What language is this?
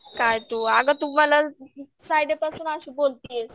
Marathi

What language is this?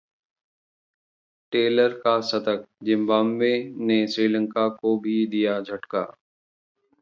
Hindi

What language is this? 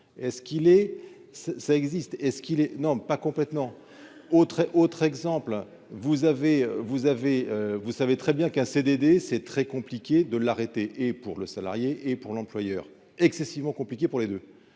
French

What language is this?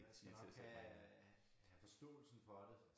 Danish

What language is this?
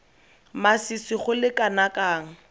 Tswana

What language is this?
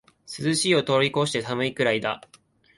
Japanese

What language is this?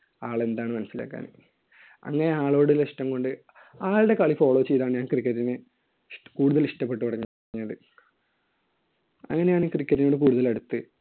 Malayalam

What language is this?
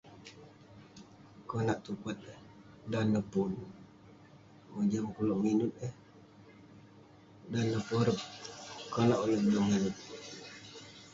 Western Penan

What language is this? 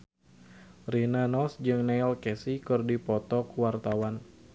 Sundanese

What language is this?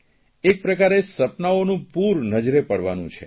Gujarati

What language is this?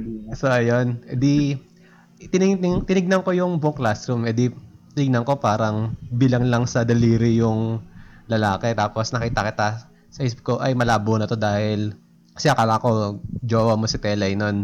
Filipino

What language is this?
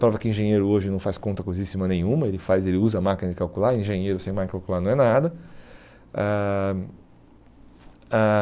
Portuguese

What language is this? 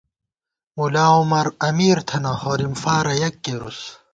Gawar-Bati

